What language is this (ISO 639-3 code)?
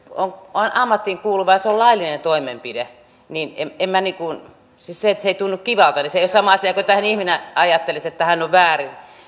fin